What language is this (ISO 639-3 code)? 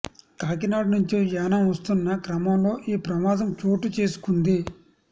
tel